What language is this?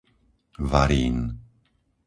Slovak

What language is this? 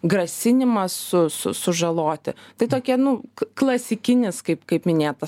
Lithuanian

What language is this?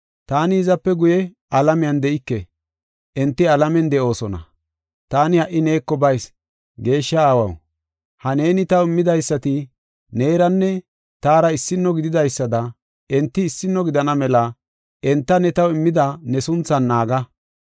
Gofa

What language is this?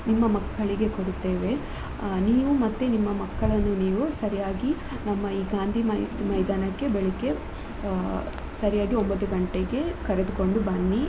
Kannada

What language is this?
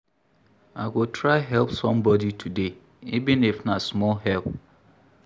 Nigerian Pidgin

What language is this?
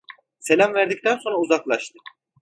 Turkish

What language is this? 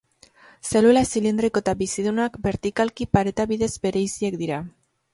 Basque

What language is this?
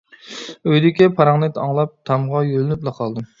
Uyghur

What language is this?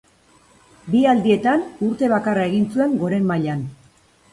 Basque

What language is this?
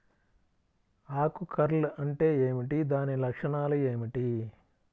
Telugu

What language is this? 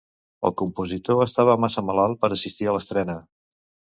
Catalan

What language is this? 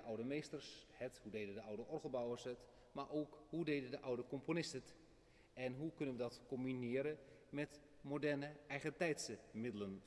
Dutch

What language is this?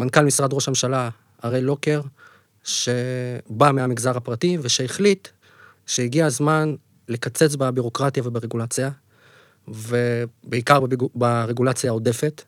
Hebrew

